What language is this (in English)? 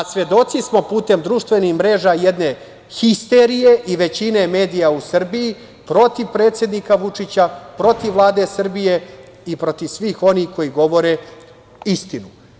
Serbian